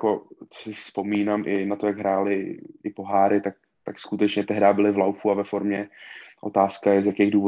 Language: Czech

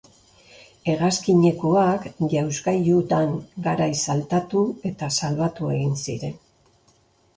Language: Basque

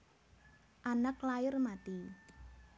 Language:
Javanese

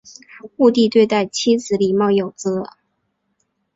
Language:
Chinese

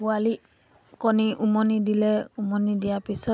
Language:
Assamese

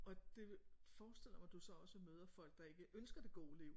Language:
Danish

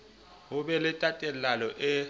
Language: Southern Sotho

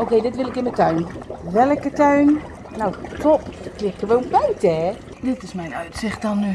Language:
Dutch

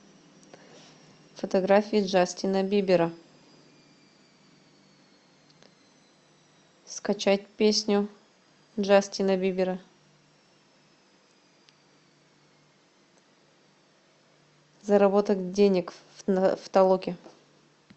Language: Russian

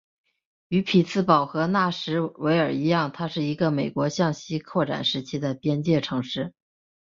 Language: Chinese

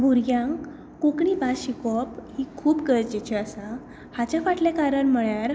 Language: Konkani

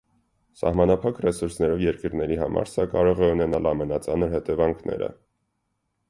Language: Armenian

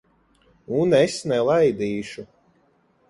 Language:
Latvian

